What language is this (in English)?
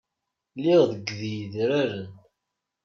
Kabyle